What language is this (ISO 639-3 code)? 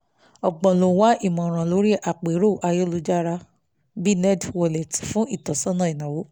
yor